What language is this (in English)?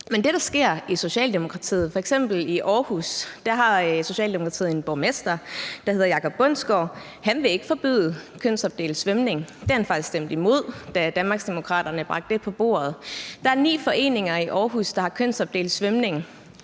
Danish